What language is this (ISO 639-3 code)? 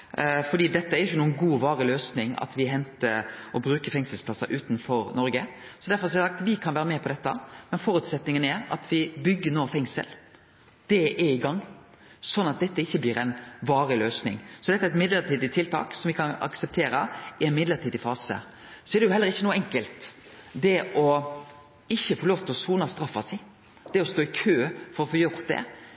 nno